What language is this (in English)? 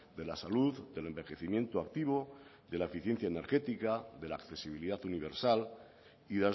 Spanish